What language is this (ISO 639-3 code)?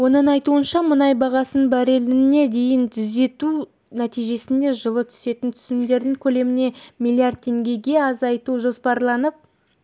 kaz